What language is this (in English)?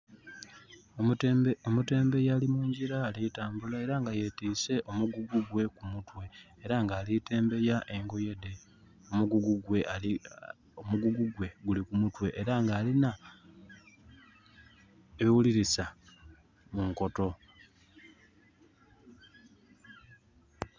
Soga